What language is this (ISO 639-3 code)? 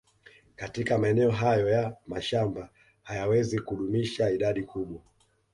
swa